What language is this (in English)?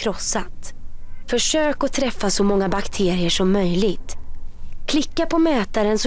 Swedish